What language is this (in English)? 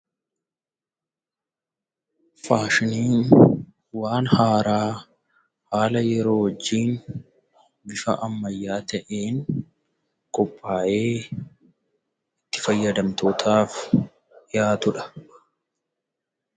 Oromo